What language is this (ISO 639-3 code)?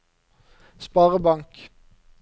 nor